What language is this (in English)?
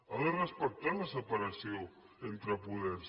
Catalan